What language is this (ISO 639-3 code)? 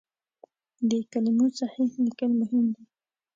pus